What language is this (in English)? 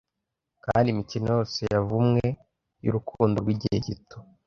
Kinyarwanda